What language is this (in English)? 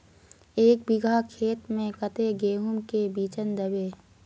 Magahi